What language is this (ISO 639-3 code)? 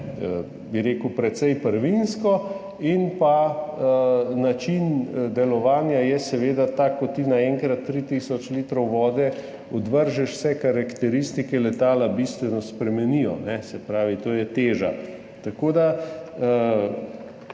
slv